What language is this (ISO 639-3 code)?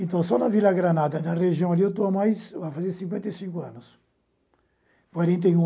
por